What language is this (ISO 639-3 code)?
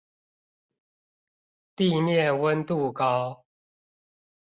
zho